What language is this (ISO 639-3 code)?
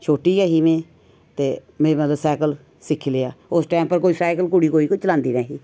doi